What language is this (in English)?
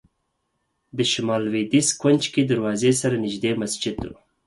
Pashto